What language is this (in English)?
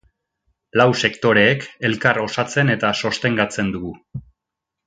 Basque